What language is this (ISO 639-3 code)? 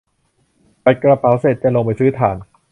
tha